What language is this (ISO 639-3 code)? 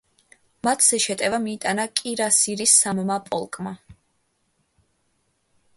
kat